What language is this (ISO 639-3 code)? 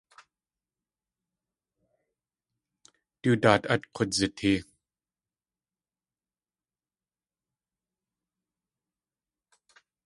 tli